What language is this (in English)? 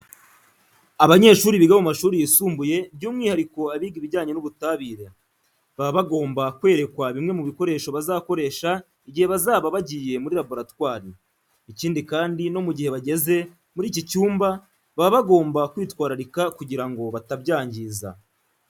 Kinyarwanda